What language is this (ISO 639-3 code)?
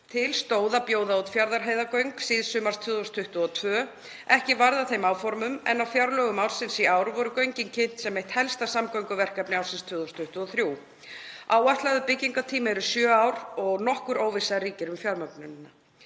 isl